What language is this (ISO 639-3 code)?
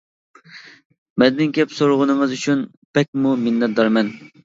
uig